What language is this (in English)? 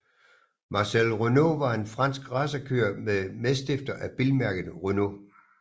Danish